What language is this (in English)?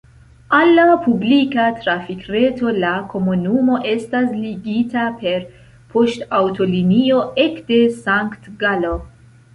Esperanto